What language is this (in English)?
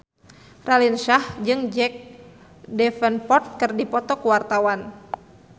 Sundanese